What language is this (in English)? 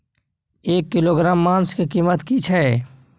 Maithili